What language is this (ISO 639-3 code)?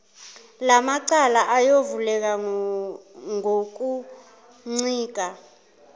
zul